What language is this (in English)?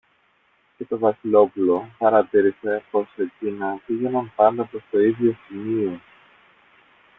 Greek